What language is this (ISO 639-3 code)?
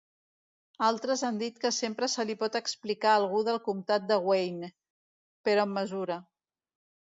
cat